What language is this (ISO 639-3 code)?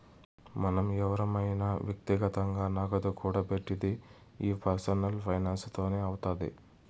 tel